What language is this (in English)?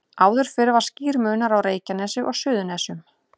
Icelandic